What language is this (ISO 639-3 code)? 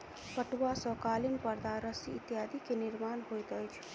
mai